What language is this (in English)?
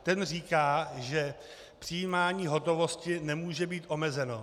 Czech